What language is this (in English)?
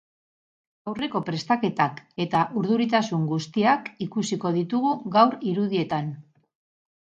Basque